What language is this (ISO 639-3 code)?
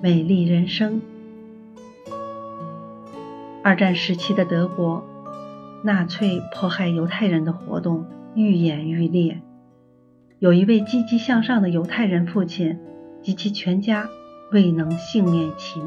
zho